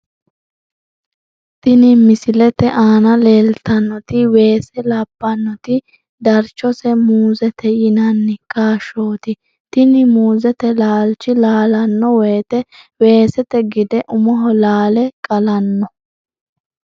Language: Sidamo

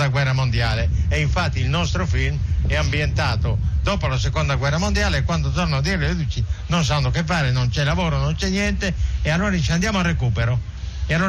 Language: Italian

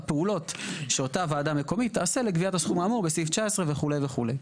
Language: Hebrew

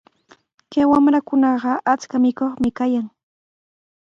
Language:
Sihuas Ancash Quechua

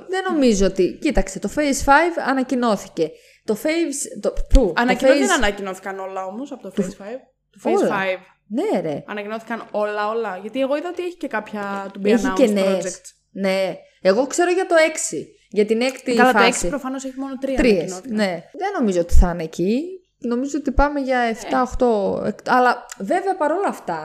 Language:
Greek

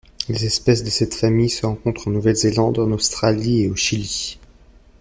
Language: French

